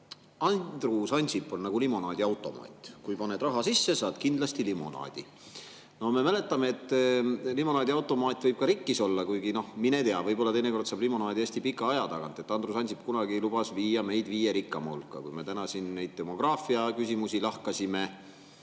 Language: Estonian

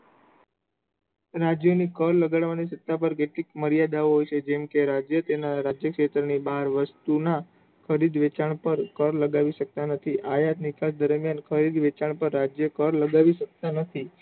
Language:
Gujarati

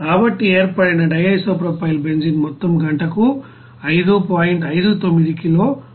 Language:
Telugu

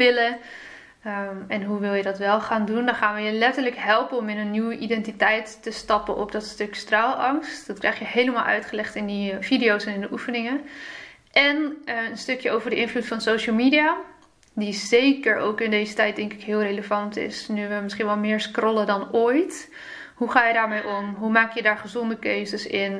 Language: Dutch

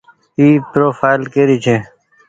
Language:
Goaria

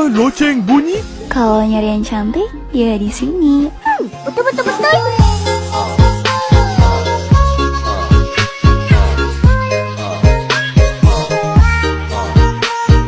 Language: Indonesian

